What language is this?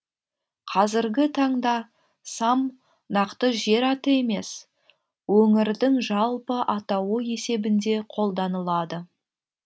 Kazakh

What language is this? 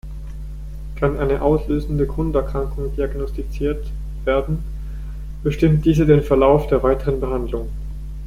German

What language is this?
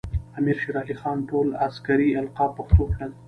Pashto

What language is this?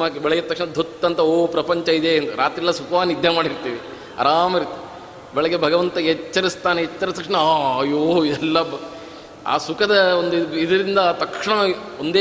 Kannada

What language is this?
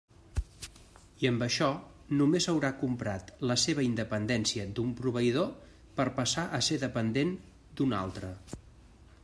Catalan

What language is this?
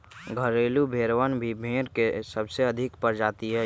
Magahi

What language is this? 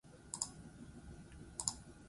Basque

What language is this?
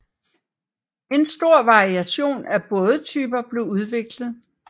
Danish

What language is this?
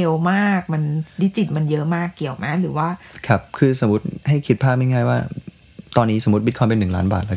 Thai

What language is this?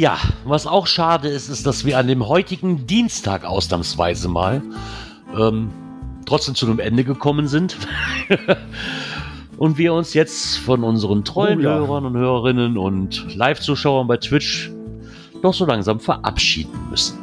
German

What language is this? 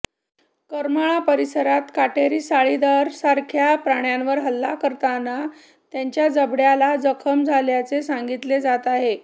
Marathi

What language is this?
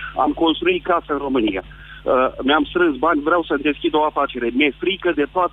Romanian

